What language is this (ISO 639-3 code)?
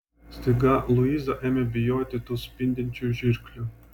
lit